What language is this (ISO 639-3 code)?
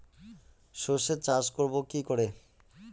ben